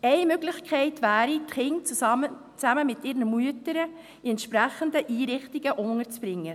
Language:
Swiss German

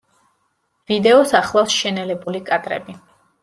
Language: Georgian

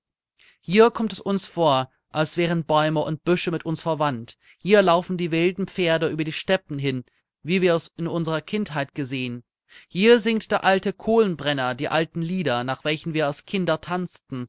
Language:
German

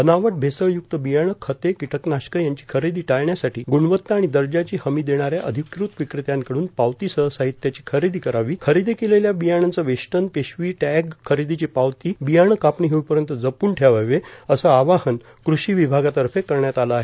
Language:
Marathi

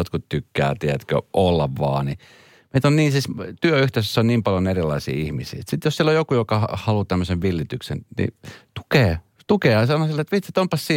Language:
Finnish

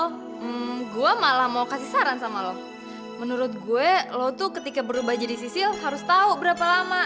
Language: Indonesian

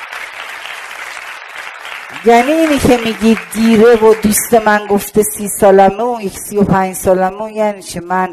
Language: Persian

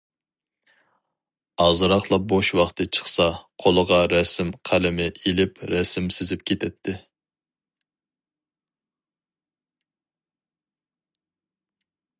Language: Uyghur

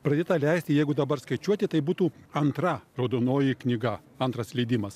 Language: Lithuanian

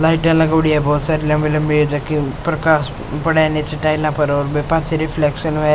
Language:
Rajasthani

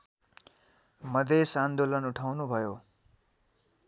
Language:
Nepali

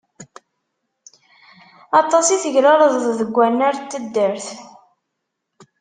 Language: Kabyle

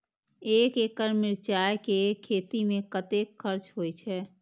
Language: Maithili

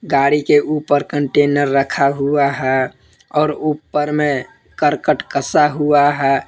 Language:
Hindi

